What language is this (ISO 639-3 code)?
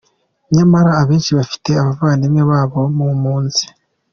kin